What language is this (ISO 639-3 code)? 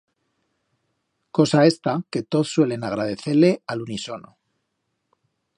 arg